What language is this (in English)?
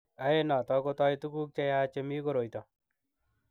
Kalenjin